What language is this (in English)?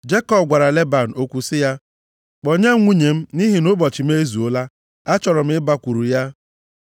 Igbo